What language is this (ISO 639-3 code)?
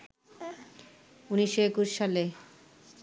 ben